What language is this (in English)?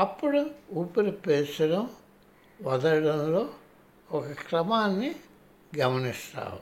Telugu